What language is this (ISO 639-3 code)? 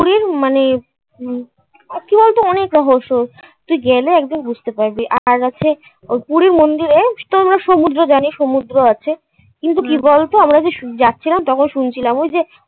ben